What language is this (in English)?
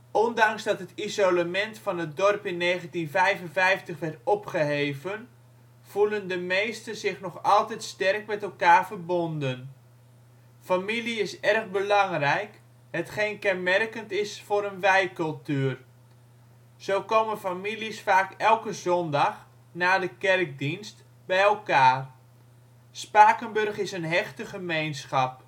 Dutch